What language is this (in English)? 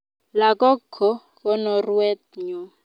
Kalenjin